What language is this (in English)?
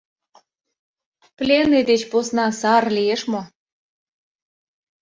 Mari